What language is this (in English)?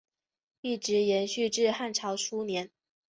Chinese